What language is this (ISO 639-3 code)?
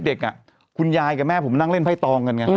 tha